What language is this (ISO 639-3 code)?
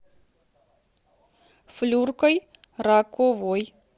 rus